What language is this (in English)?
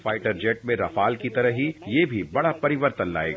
Hindi